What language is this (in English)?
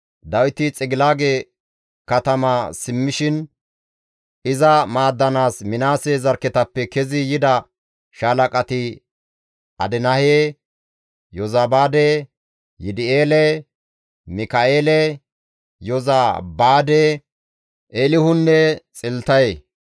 Gamo